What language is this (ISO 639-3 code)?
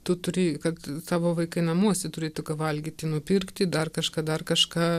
lit